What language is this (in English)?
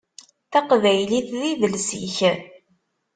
Kabyle